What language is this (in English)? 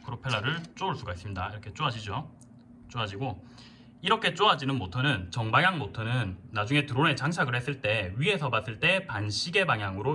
Korean